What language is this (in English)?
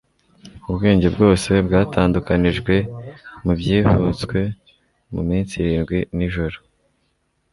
Kinyarwanda